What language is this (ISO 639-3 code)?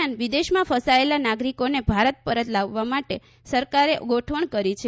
guj